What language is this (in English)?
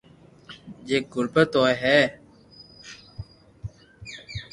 Loarki